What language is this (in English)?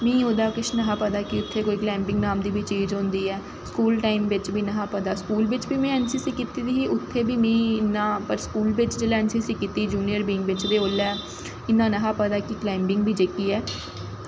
Dogri